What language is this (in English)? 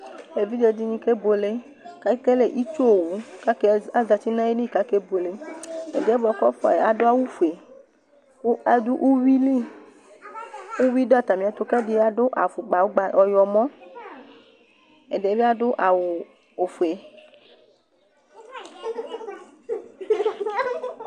Ikposo